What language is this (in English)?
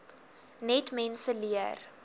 Afrikaans